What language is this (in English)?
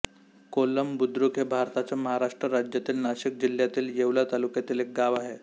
Marathi